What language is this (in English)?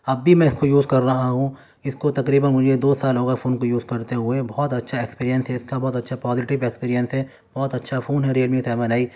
Urdu